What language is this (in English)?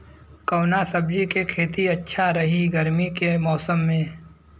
Bhojpuri